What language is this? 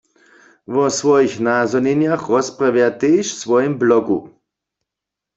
Upper Sorbian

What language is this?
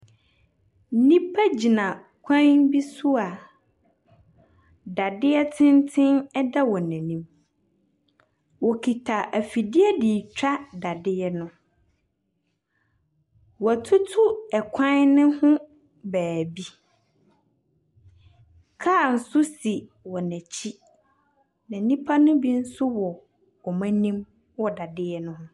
Akan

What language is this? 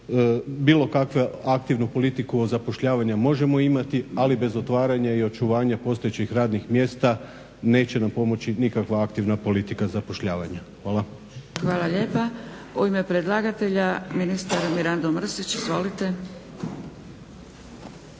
Croatian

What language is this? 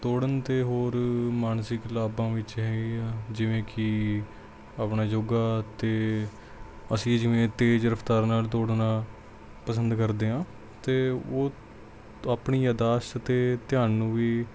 Punjabi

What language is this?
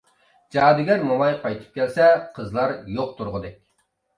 Uyghur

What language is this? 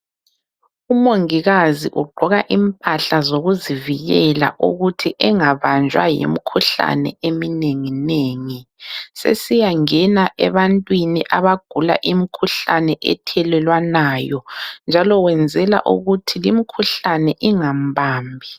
North Ndebele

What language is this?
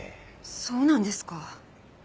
Japanese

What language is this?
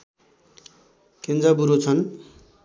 Nepali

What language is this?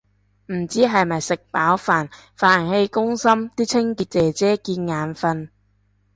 Cantonese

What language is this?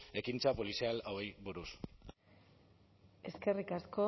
Basque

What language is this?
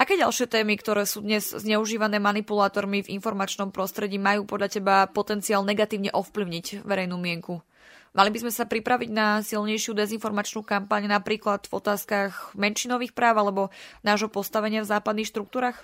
Slovak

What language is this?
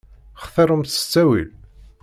Kabyle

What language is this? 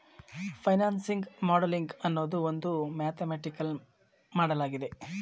Kannada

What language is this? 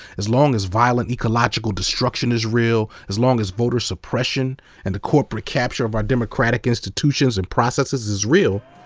English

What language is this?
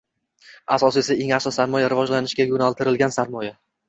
Uzbek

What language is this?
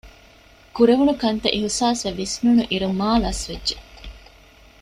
Divehi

